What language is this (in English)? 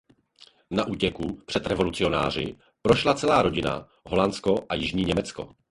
Czech